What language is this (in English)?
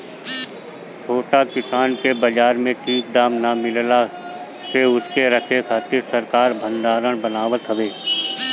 Bhojpuri